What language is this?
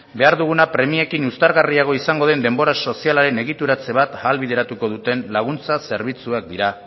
Basque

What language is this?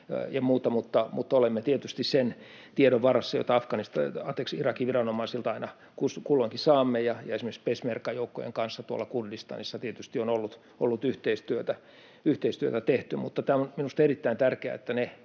Finnish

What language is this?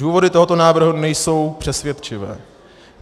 Czech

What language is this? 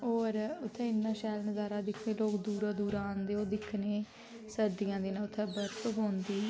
Dogri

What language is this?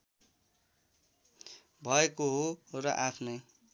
Nepali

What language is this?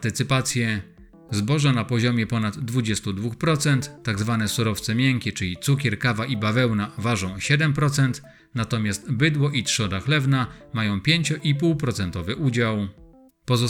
Polish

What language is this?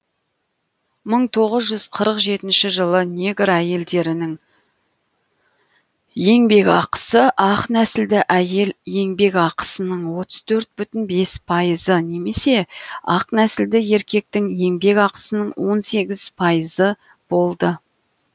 Kazakh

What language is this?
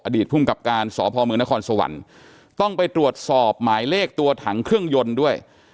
Thai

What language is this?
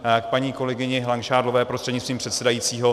Czech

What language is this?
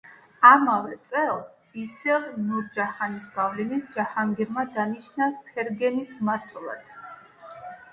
Georgian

